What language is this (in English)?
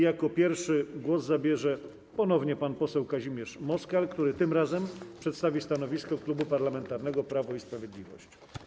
Polish